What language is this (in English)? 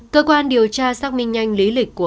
Vietnamese